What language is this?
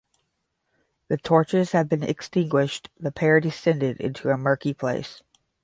English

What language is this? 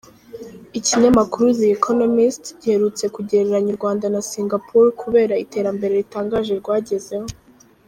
Kinyarwanda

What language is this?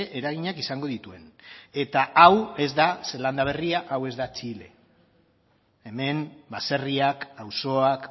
Basque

